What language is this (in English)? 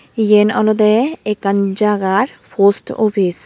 Chakma